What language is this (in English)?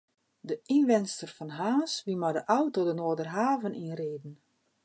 Western Frisian